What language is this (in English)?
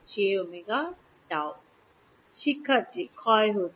Bangla